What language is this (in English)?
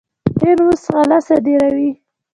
Pashto